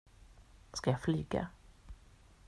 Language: Swedish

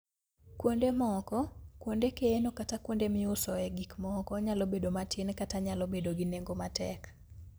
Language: Luo (Kenya and Tanzania)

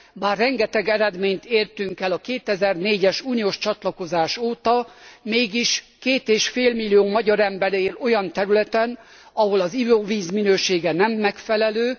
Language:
Hungarian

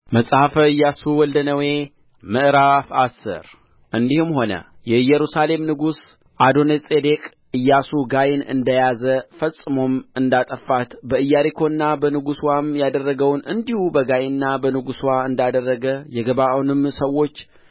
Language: Amharic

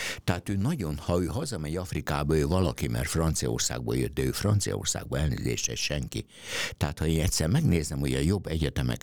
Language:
Hungarian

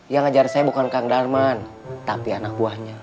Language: Indonesian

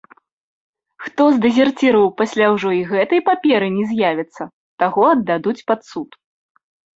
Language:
Belarusian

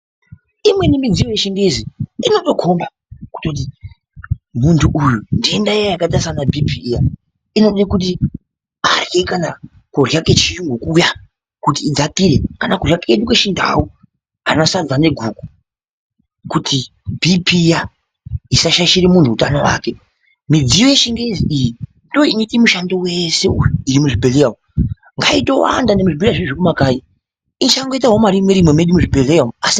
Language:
Ndau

